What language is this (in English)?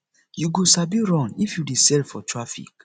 Nigerian Pidgin